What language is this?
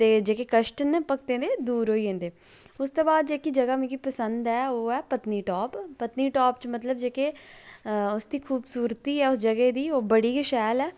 Dogri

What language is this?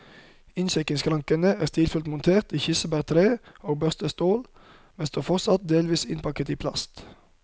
Norwegian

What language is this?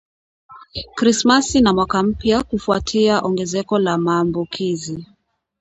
Swahili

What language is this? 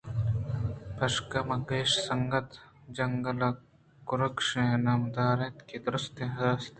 Eastern Balochi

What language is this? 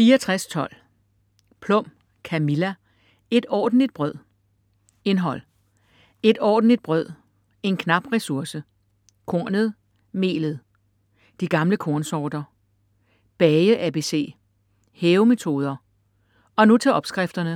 Danish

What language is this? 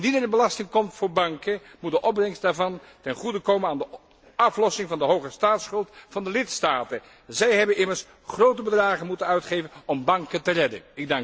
Dutch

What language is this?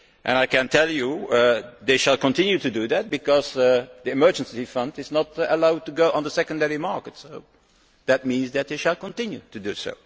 English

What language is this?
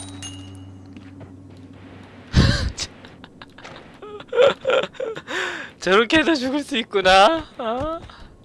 Korean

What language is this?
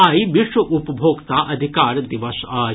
Maithili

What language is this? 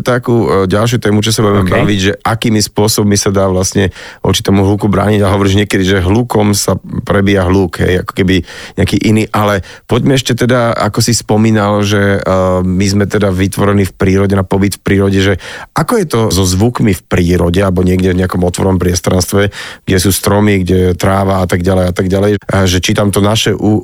Slovak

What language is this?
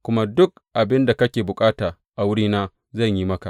Hausa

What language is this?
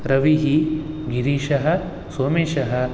Sanskrit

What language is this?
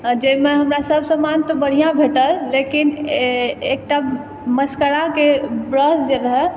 Maithili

